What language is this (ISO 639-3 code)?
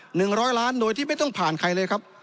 tha